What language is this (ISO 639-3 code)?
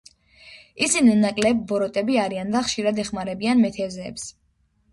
kat